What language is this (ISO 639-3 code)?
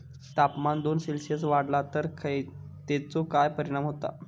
mar